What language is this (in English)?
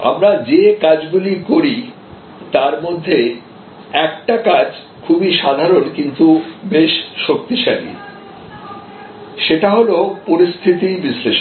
Bangla